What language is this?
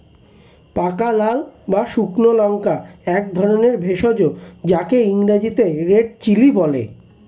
Bangla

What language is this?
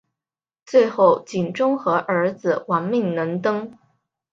Chinese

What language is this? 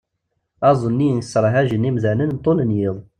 Kabyle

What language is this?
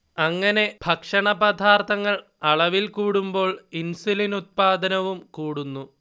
Malayalam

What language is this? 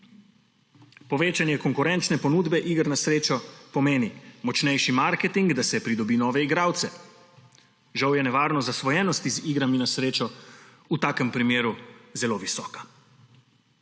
Slovenian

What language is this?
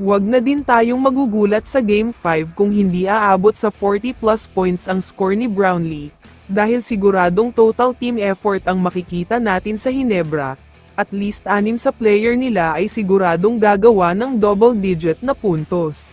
Filipino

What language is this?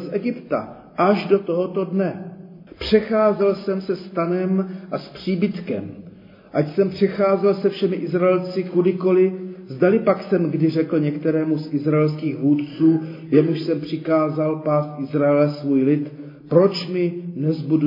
Czech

